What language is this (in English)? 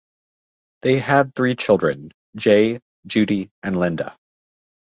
English